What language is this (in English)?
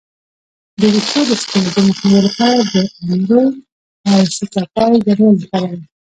Pashto